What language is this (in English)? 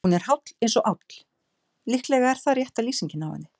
Icelandic